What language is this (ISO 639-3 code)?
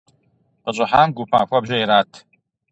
kbd